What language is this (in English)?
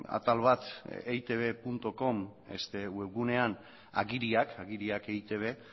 Basque